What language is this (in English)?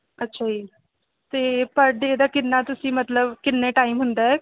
Punjabi